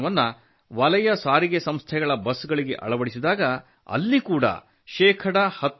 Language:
Kannada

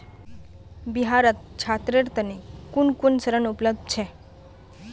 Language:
Magahi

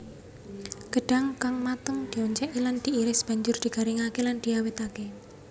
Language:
Javanese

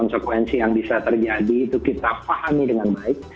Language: Indonesian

